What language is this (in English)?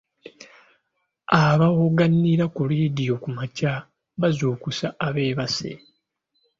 Ganda